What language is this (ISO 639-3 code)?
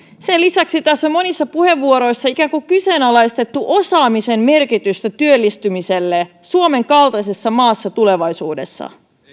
fin